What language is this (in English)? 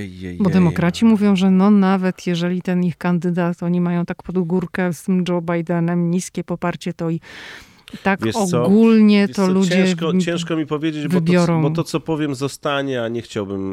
Polish